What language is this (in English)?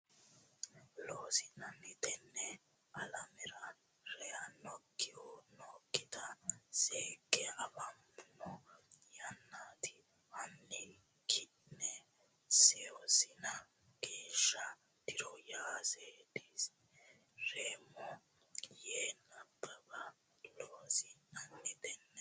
Sidamo